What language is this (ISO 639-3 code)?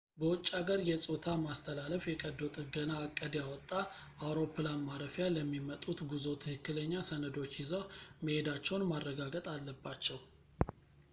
amh